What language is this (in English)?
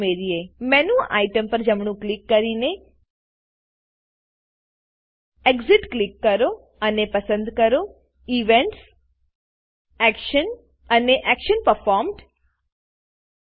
Gujarati